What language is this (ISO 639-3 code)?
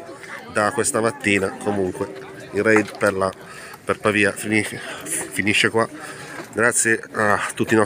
ita